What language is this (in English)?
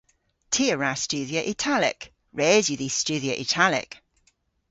Cornish